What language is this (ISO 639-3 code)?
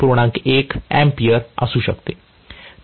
mar